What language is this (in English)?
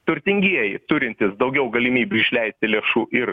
Lithuanian